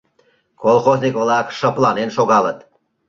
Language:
Mari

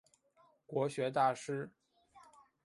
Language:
Chinese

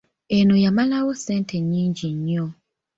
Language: Ganda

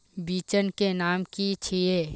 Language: Magahi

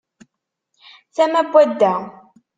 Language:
Kabyle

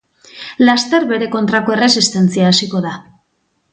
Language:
Basque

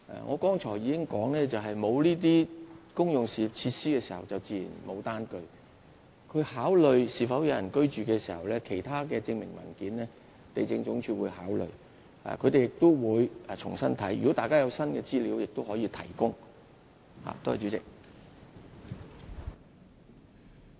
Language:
Cantonese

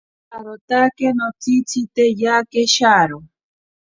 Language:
Ashéninka Perené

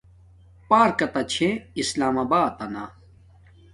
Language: Domaaki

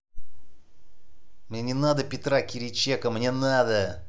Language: Russian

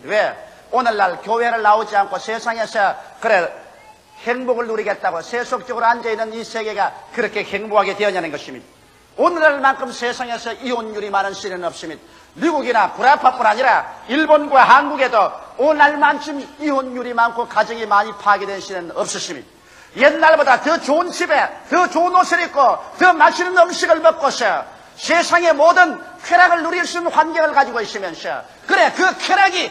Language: Korean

